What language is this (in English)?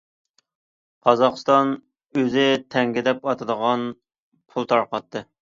Uyghur